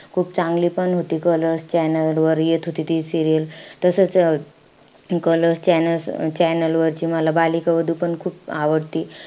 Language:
Marathi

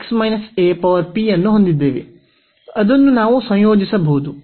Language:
Kannada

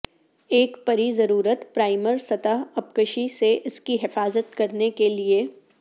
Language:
Urdu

